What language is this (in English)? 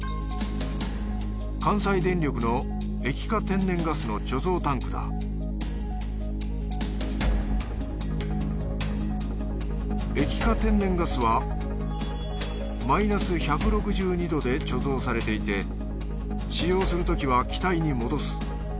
Japanese